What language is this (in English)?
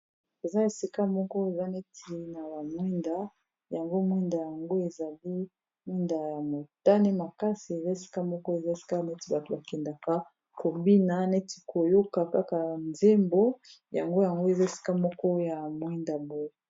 Lingala